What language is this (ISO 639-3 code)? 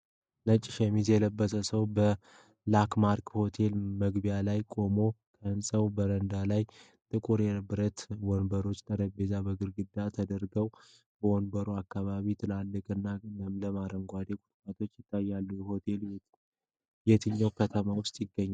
amh